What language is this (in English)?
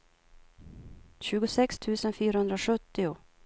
Swedish